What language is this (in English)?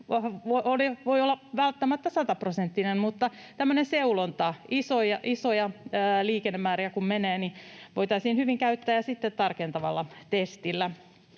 Finnish